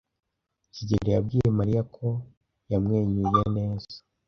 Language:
Kinyarwanda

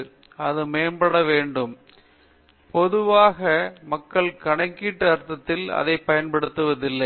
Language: Tamil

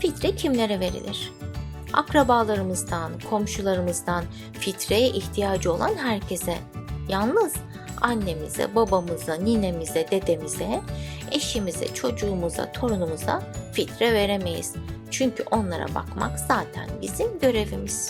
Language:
Turkish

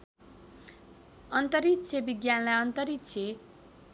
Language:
Nepali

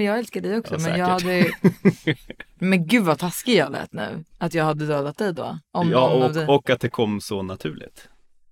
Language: Swedish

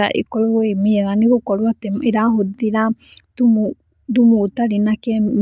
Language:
Kikuyu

